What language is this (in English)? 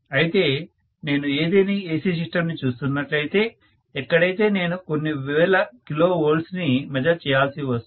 Telugu